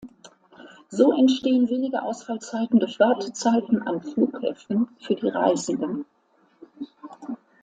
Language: German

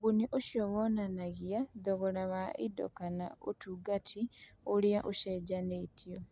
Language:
Kikuyu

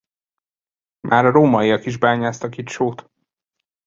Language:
Hungarian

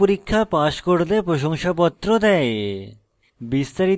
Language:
Bangla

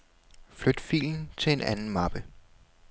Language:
Danish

